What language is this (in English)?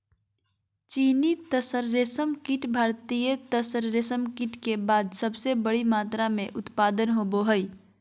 Magahi